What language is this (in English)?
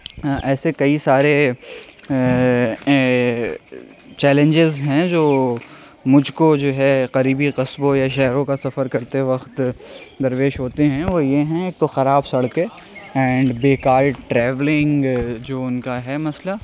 Urdu